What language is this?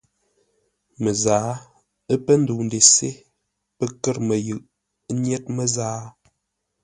Ngombale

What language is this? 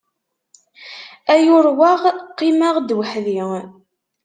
Kabyle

